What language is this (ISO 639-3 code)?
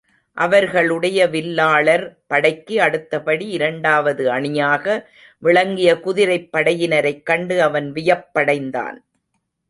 tam